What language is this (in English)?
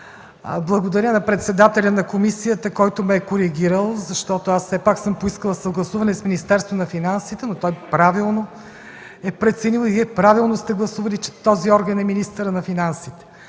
Bulgarian